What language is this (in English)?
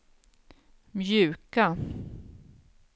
Swedish